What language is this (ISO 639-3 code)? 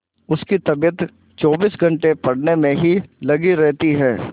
hin